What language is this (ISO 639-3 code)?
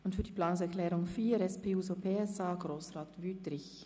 gsw